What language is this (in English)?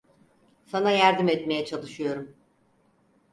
Turkish